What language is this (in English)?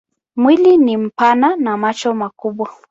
Swahili